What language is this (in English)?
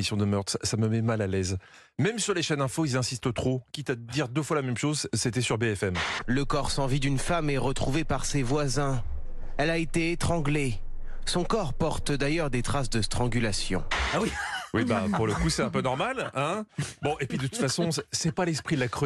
French